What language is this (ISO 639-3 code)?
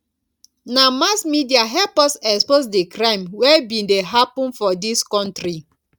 pcm